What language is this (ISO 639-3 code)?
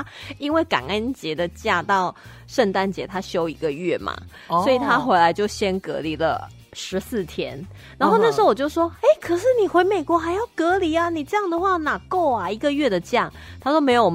zho